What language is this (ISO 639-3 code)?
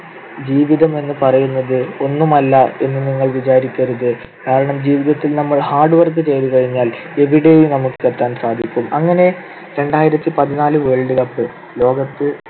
mal